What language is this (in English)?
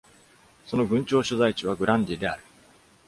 Japanese